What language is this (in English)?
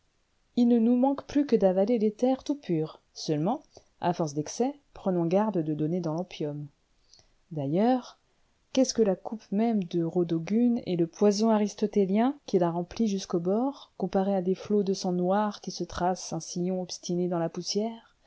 French